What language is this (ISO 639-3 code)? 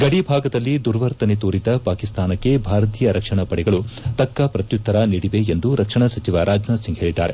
kan